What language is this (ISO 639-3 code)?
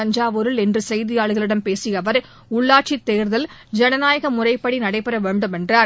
tam